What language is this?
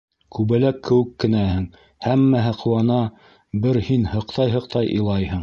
Bashkir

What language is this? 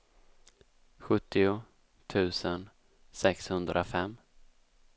Swedish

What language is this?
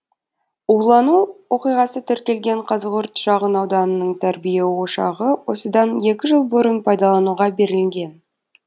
Kazakh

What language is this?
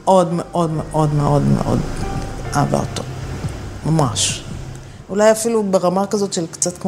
Hebrew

